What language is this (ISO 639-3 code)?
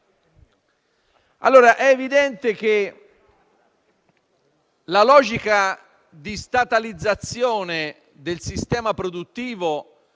ita